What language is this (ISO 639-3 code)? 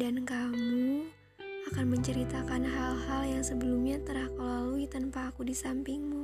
ind